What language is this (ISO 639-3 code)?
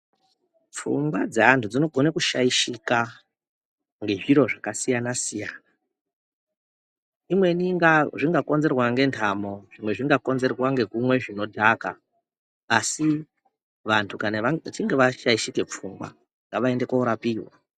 ndc